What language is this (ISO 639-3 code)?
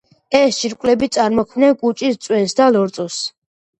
kat